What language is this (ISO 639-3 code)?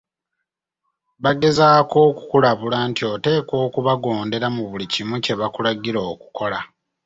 lug